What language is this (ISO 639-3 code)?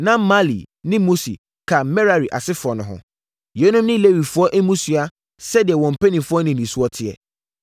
aka